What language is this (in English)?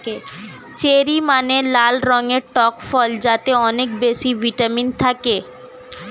Bangla